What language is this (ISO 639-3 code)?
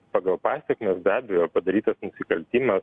lit